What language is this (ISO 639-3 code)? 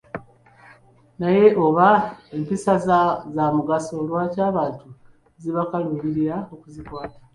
lug